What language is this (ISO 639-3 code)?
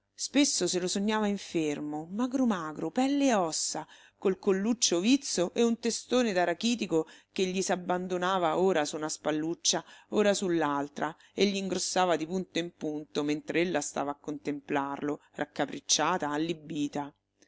ita